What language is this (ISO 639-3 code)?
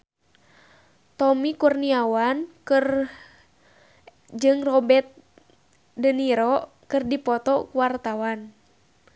sun